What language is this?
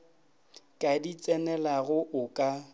Northern Sotho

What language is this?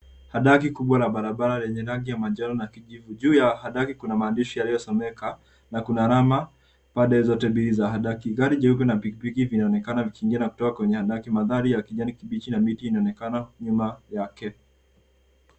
Swahili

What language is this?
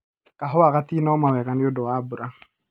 Kikuyu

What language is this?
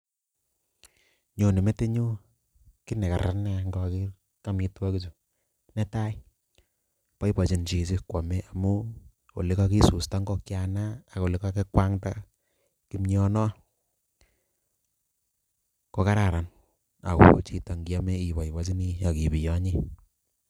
Kalenjin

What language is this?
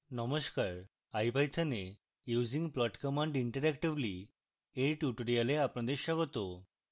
Bangla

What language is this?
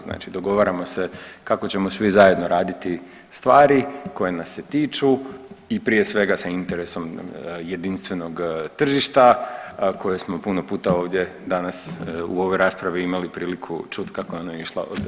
Croatian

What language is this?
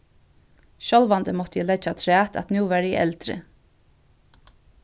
Faroese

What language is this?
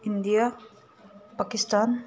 Manipuri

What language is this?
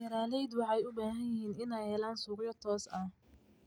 Somali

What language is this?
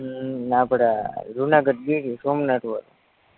Gujarati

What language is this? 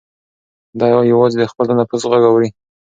Pashto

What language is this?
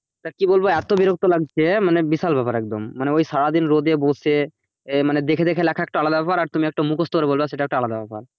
Bangla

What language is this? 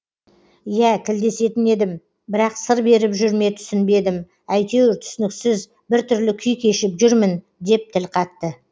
Kazakh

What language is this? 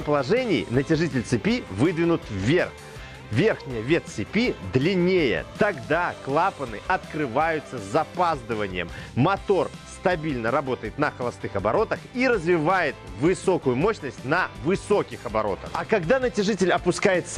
Russian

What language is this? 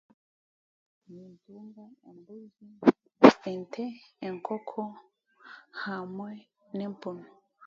Chiga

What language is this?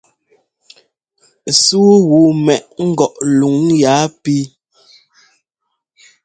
Ngomba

